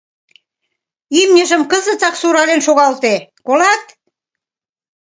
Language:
Mari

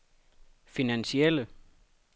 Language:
Danish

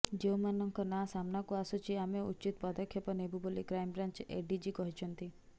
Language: Odia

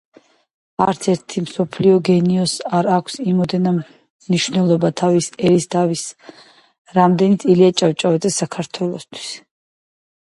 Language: Georgian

